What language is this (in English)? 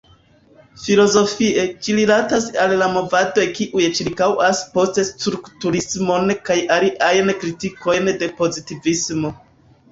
Esperanto